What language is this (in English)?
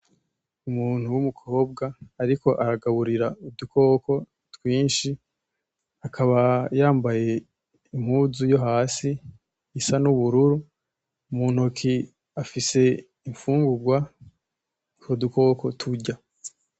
Rundi